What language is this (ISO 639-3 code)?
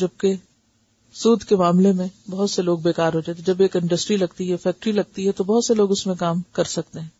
urd